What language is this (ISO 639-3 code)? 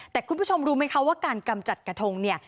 tha